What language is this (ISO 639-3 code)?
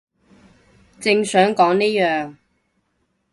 yue